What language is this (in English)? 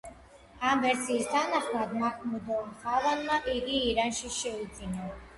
Georgian